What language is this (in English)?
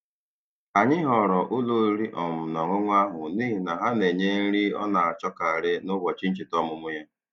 Igbo